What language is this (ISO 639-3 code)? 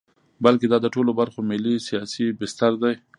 pus